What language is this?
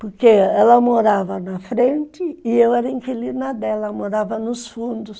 Portuguese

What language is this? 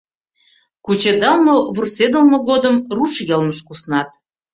Mari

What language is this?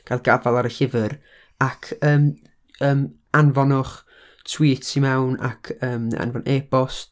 Welsh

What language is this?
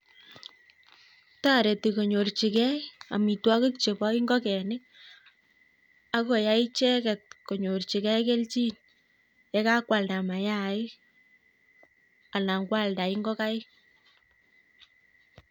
Kalenjin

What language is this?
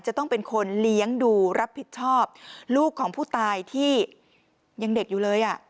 Thai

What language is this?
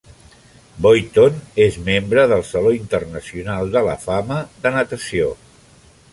Catalan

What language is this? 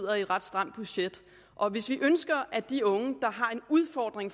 Danish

